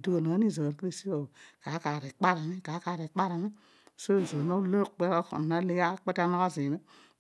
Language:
Odual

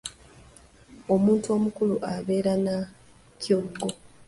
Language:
Ganda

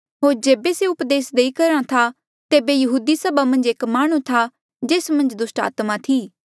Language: Mandeali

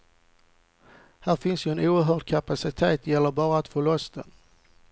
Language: Swedish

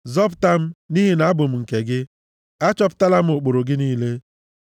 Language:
Igbo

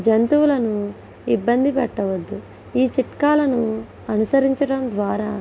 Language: Telugu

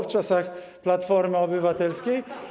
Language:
Polish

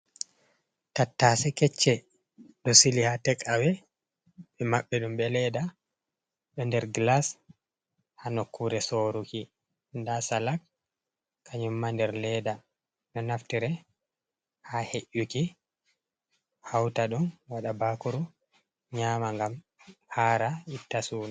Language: Fula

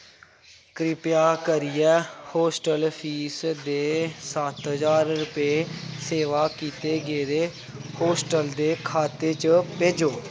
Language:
Dogri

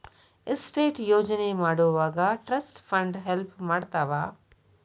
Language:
Kannada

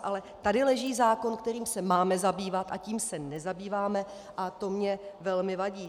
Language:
Czech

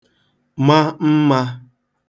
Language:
Igbo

